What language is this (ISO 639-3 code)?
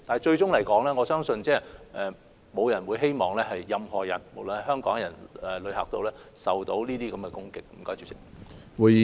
yue